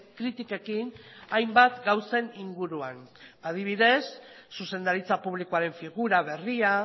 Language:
Basque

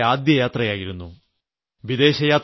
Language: Malayalam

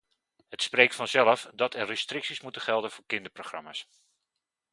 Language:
Dutch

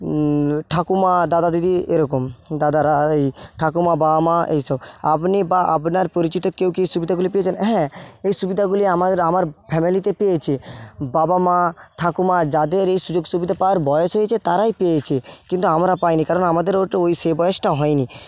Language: Bangla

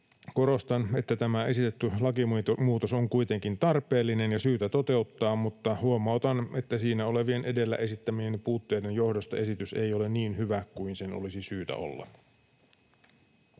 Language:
Finnish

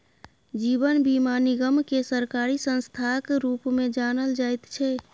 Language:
Maithili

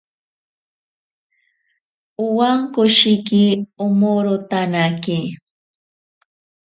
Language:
Ashéninka Perené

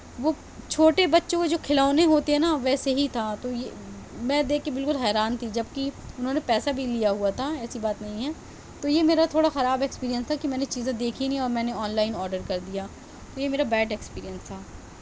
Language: Urdu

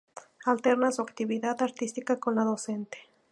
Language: Spanish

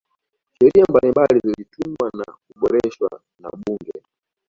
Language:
Swahili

